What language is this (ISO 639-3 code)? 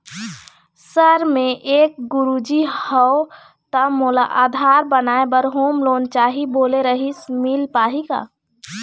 hne